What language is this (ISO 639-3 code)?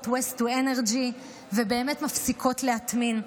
heb